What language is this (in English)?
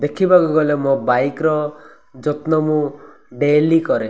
Odia